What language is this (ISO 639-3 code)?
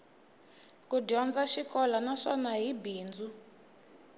tso